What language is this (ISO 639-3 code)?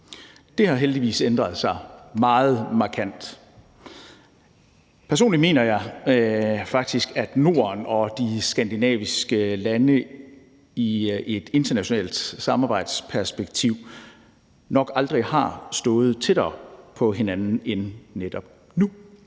dan